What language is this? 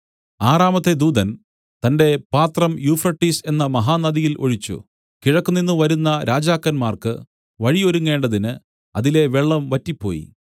Malayalam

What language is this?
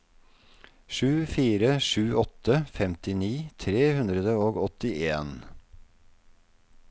Norwegian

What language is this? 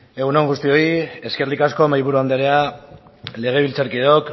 Basque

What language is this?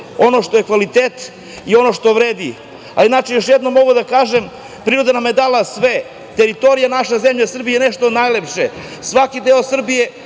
Serbian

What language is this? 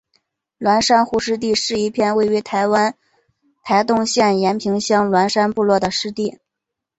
Chinese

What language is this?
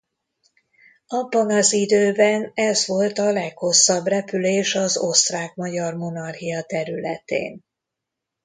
Hungarian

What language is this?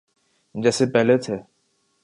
Urdu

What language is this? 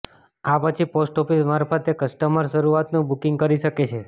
Gujarati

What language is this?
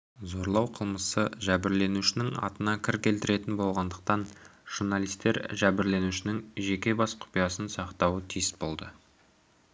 Kazakh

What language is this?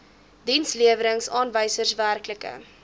Afrikaans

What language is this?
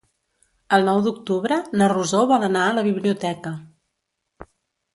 Catalan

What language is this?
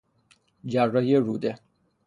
Persian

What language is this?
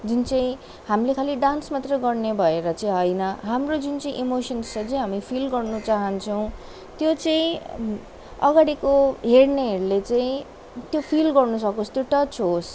Nepali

